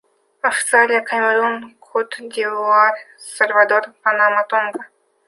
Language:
Russian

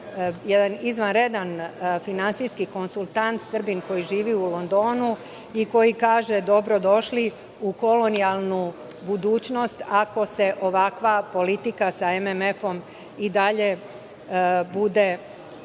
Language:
Serbian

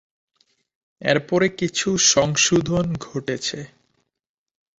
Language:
Bangla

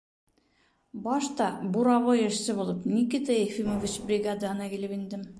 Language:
Bashkir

